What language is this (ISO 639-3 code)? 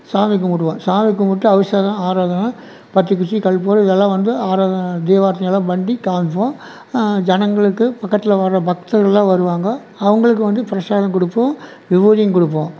tam